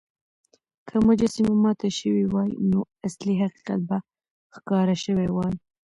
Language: Pashto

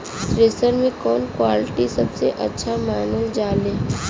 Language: Bhojpuri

